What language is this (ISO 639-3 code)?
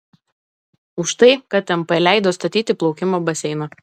lit